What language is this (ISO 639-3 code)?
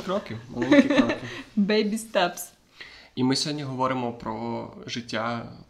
ukr